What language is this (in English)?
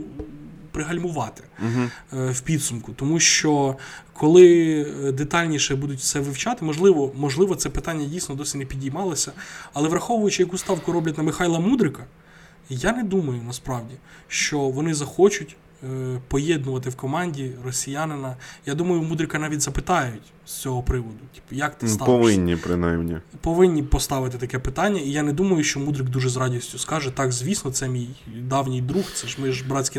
Ukrainian